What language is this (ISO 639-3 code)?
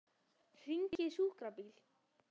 isl